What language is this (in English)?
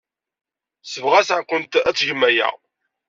Kabyle